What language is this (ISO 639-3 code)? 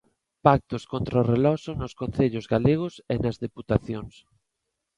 glg